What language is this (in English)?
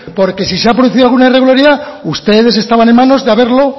Spanish